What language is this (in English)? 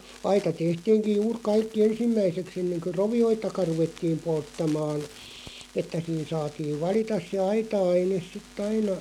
Finnish